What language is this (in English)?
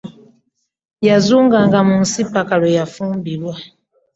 Ganda